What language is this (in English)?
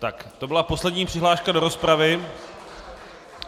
Czech